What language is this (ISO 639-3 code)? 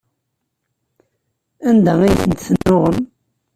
kab